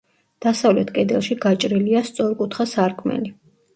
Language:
Georgian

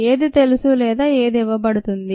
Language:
Telugu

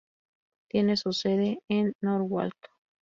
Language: Spanish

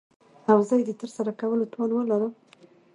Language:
Pashto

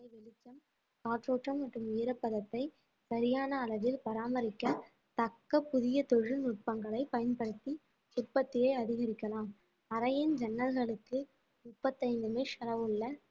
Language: Tamil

